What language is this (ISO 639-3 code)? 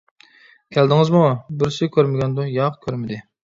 uig